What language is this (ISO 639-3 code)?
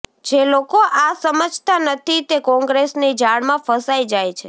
guj